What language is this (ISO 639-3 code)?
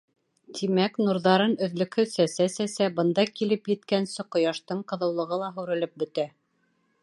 bak